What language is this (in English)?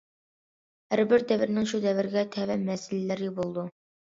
Uyghur